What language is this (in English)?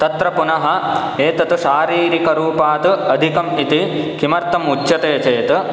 Sanskrit